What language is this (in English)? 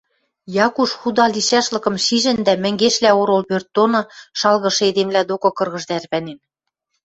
Western Mari